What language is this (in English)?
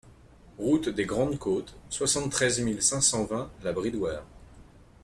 French